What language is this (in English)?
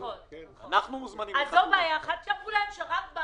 Hebrew